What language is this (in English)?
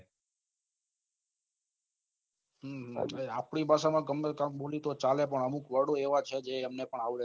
Gujarati